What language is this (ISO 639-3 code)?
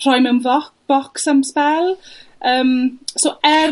cym